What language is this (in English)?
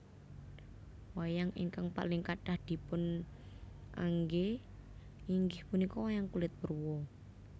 Javanese